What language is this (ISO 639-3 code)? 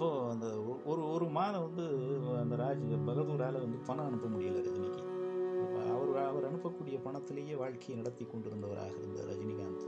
tam